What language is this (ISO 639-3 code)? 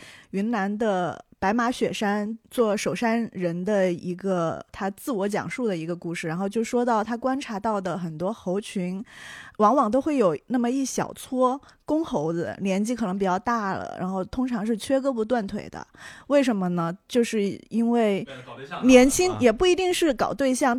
zho